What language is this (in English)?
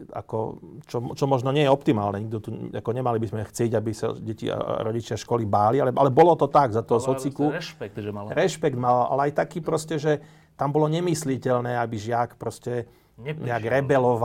Slovak